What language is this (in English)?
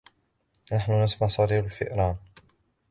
Arabic